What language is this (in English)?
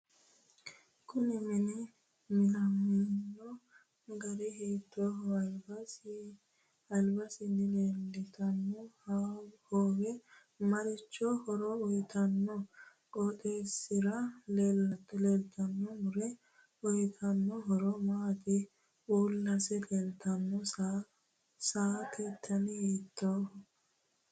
Sidamo